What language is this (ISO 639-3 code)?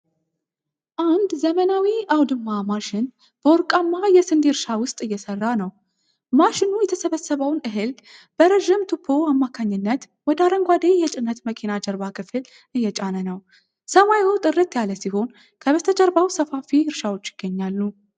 amh